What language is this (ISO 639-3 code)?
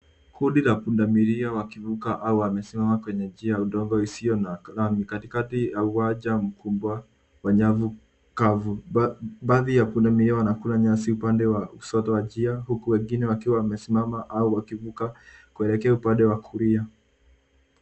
swa